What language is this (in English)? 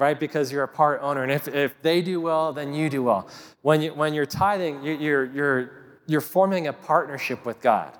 English